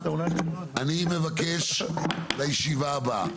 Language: Hebrew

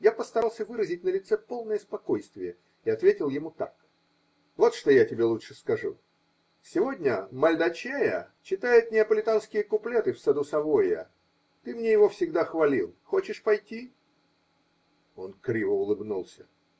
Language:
Russian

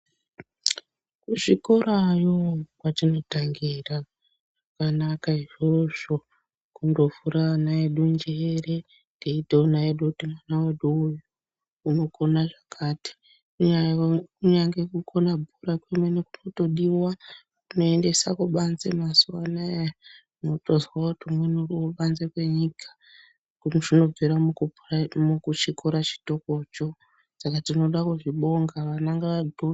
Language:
Ndau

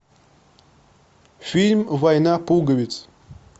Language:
Russian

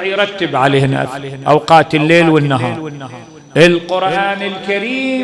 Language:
Arabic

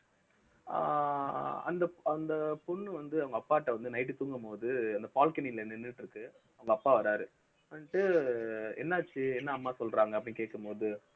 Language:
Tamil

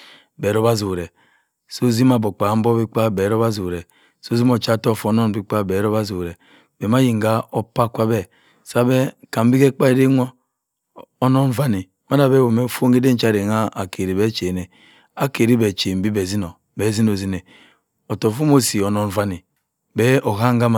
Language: Cross River Mbembe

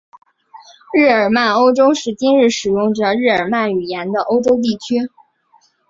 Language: Chinese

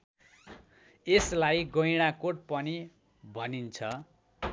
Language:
Nepali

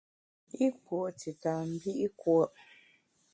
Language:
Bamun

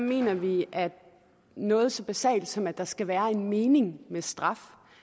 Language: Danish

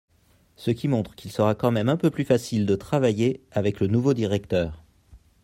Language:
French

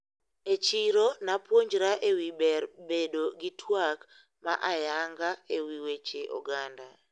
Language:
Luo (Kenya and Tanzania)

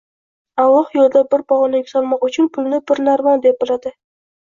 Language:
Uzbek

